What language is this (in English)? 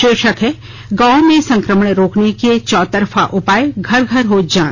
Hindi